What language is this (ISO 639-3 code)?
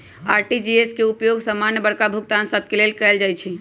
mag